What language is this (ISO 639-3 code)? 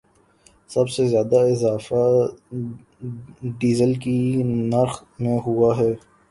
urd